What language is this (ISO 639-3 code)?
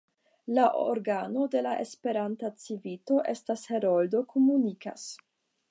epo